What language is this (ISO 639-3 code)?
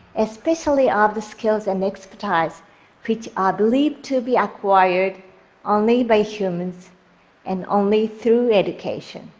eng